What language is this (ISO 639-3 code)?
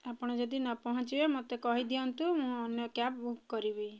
ori